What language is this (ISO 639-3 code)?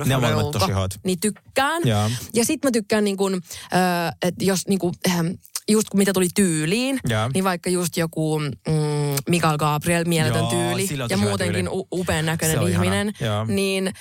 fin